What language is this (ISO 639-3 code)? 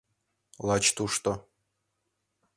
chm